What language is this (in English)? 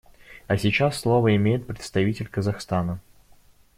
Russian